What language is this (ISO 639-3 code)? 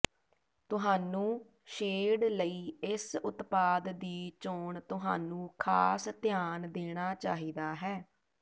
pan